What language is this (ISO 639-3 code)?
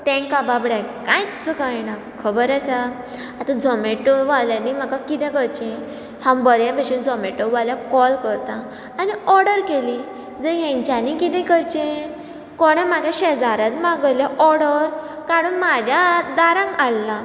kok